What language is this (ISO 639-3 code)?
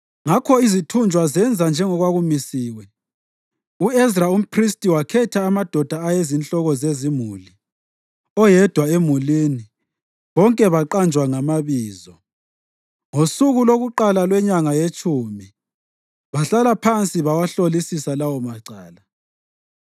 nde